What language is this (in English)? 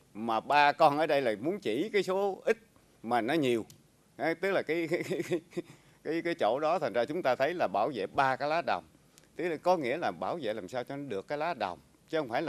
Vietnamese